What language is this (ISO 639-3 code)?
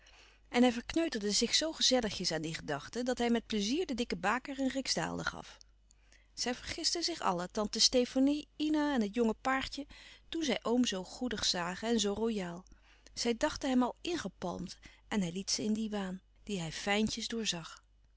nld